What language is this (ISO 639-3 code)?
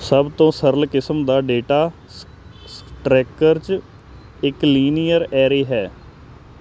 pan